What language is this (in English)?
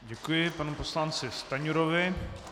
Czech